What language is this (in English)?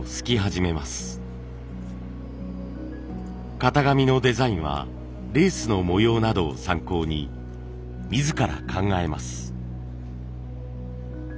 Japanese